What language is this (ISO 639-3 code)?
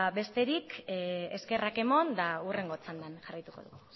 eus